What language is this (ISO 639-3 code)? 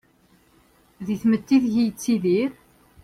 kab